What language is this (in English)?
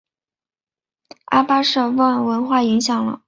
Chinese